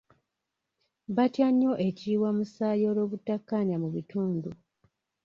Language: Ganda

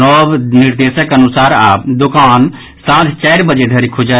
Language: Maithili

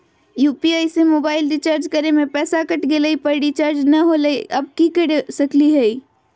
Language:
Magahi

